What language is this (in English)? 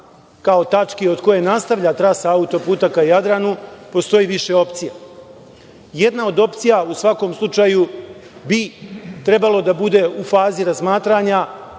Serbian